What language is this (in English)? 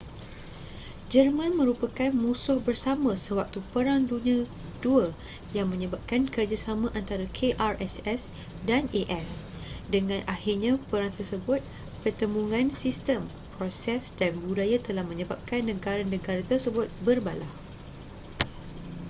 Malay